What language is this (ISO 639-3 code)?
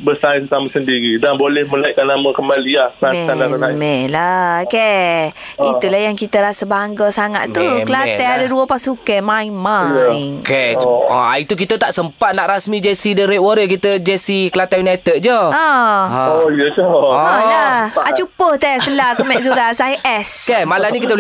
msa